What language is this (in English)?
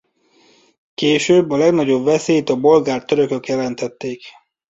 Hungarian